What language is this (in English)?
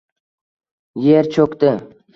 Uzbek